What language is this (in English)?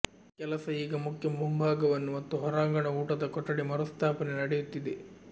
Kannada